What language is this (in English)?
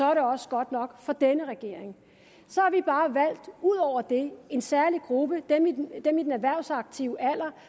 Danish